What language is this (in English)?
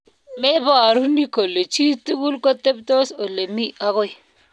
Kalenjin